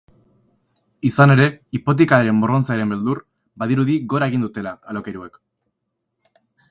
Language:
Basque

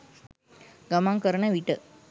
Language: Sinhala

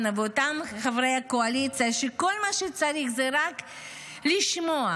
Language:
Hebrew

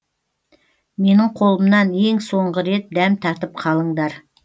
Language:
Kazakh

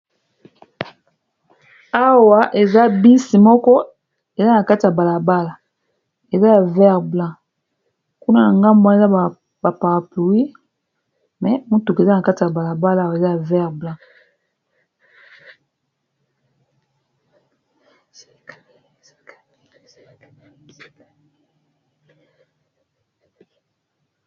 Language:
Lingala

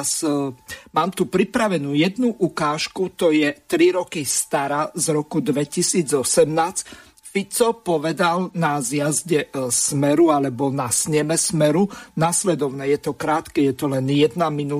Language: Slovak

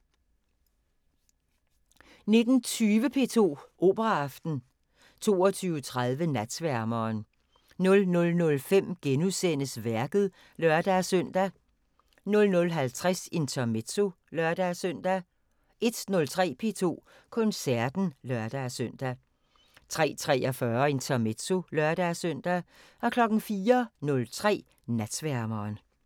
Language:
Danish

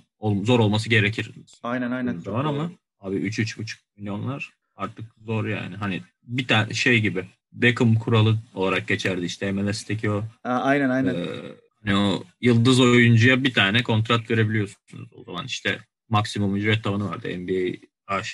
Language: Turkish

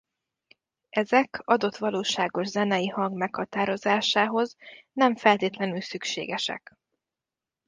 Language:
Hungarian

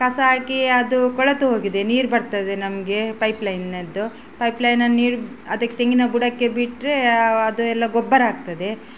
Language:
Kannada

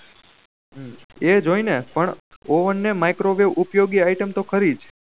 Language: Gujarati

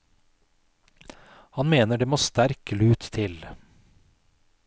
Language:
Norwegian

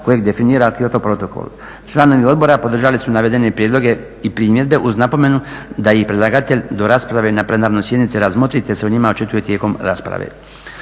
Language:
Croatian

